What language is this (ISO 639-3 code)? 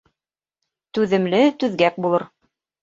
bak